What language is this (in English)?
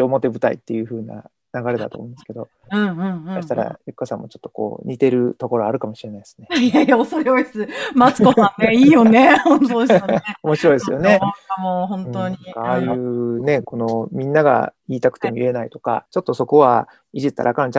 Japanese